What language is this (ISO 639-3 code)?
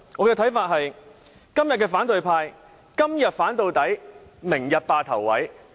yue